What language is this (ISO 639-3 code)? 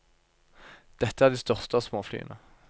nor